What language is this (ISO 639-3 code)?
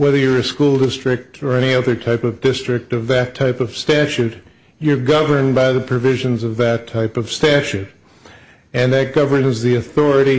eng